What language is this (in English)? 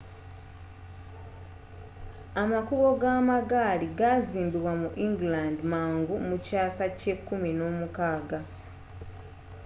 Ganda